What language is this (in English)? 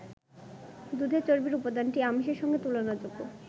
Bangla